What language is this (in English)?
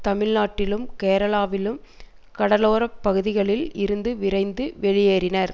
Tamil